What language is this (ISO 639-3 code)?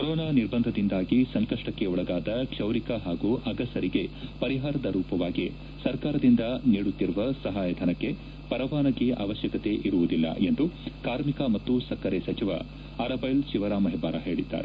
kan